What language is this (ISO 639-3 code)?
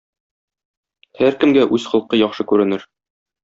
tat